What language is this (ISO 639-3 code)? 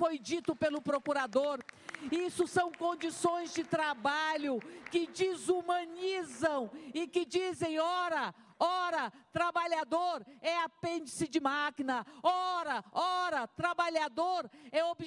por